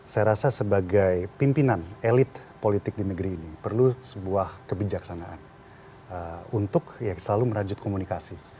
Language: Indonesian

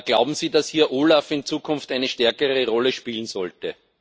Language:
German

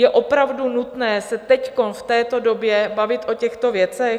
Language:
Czech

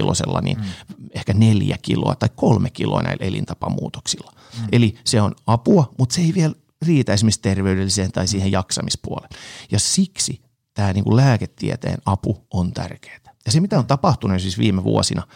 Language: Finnish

